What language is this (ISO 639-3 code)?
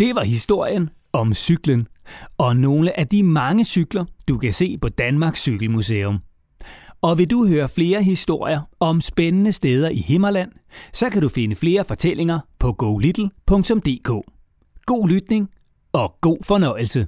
dan